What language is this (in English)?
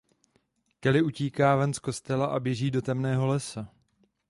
Czech